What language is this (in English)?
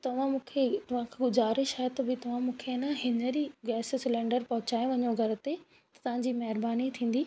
Sindhi